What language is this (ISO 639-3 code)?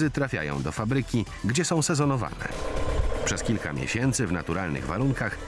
pol